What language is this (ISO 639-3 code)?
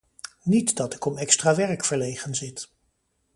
nld